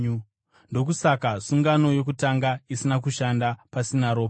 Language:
Shona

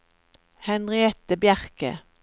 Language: Norwegian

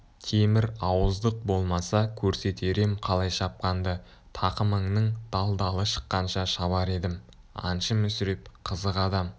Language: Kazakh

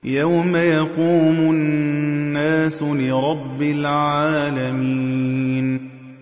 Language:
Arabic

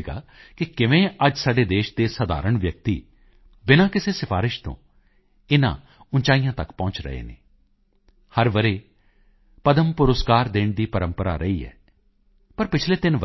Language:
Punjabi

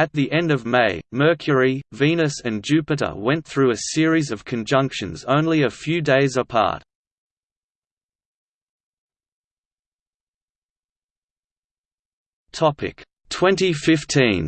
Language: English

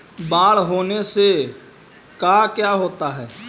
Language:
Magahi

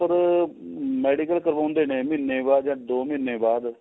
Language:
Punjabi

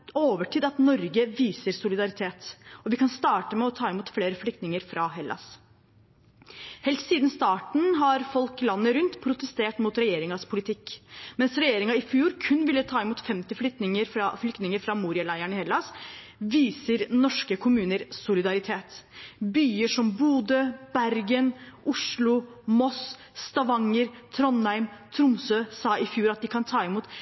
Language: Norwegian Bokmål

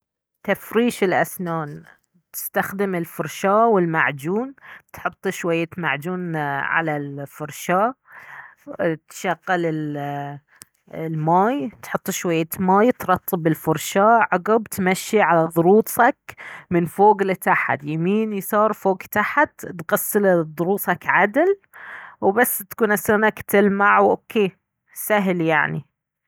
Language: Baharna Arabic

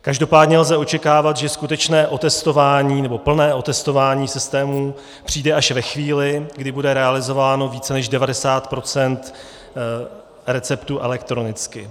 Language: Czech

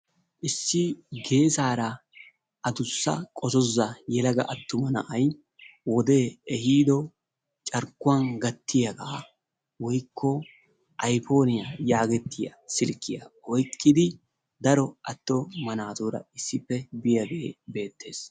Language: Wolaytta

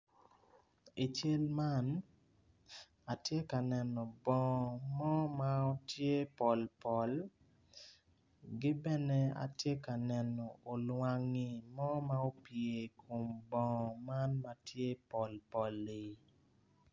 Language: Acoli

